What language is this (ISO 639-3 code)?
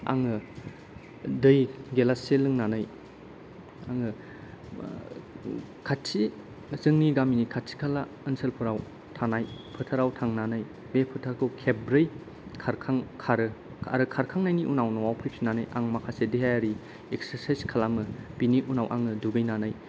brx